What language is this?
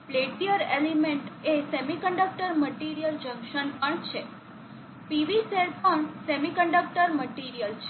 Gujarati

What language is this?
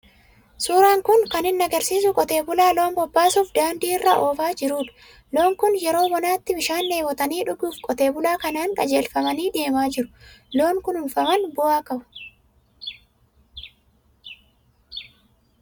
Oromo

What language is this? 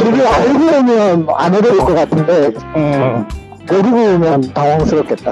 Korean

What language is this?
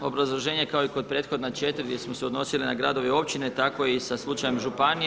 Croatian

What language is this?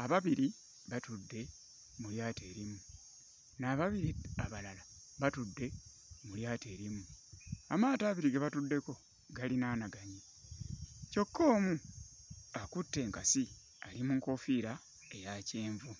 Ganda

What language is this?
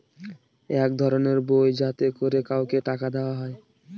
Bangla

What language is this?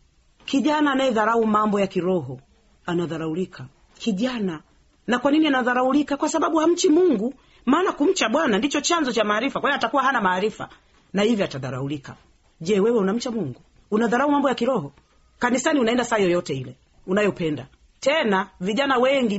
Swahili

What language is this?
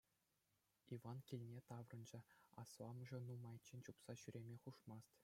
Chuvash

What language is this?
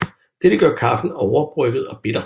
Danish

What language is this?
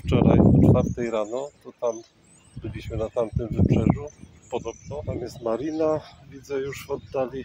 Polish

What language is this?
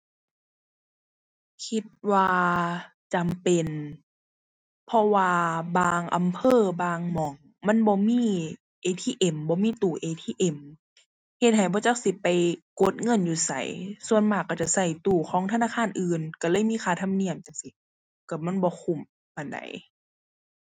Thai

